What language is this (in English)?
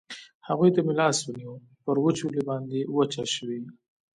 Pashto